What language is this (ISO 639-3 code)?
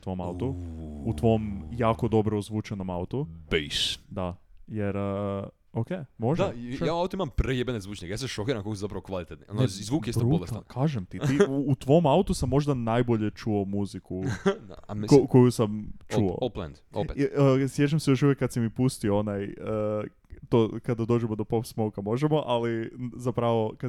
hrv